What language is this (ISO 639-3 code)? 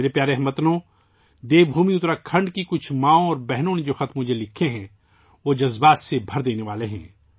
urd